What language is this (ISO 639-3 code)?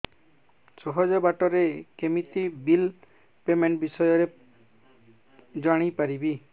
ori